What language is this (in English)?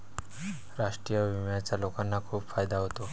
Marathi